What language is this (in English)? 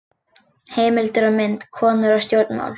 Icelandic